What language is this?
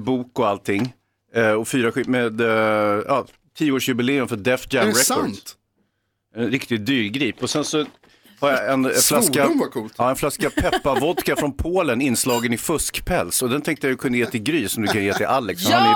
Swedish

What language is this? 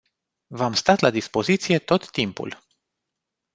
Romanian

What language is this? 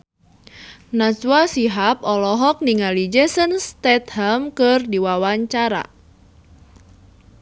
Sundanese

